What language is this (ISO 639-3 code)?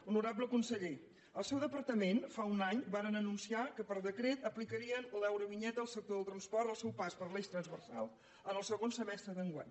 cat